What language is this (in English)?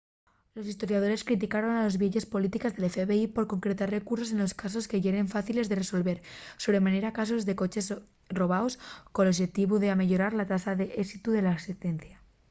Asturian